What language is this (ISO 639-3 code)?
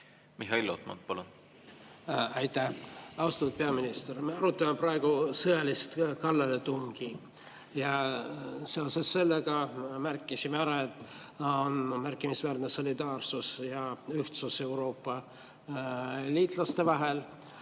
est